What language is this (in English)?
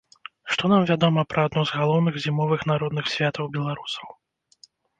Belarusian